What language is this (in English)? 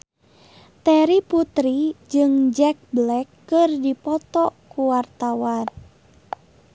Sundanese